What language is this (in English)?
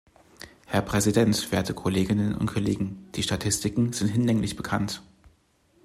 German